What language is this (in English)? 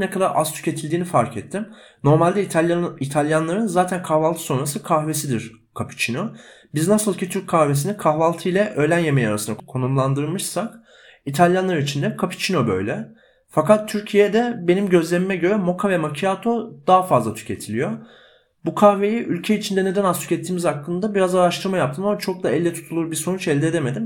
Turkish